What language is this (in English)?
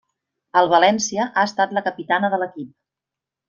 Catalan